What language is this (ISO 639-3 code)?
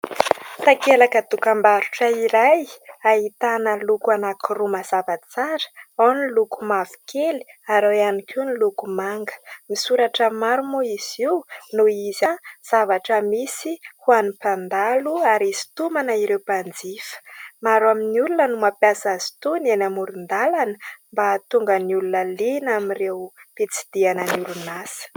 mlg